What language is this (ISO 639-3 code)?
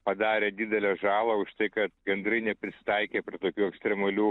lit